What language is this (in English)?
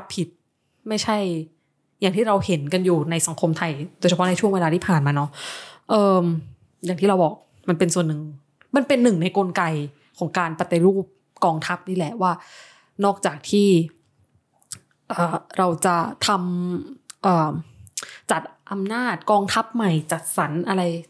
Thai